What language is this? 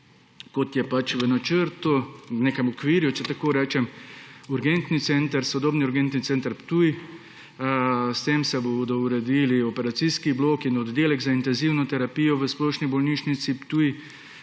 Slovenian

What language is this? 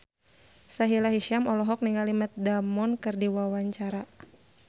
Sundanese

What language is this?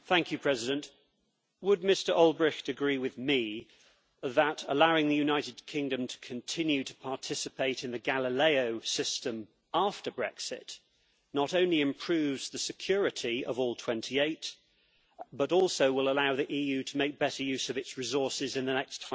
English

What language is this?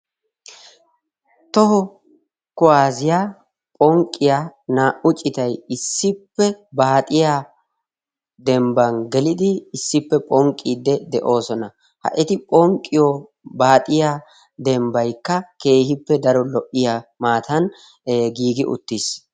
Wolaytta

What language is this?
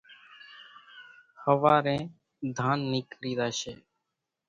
Kachi Koli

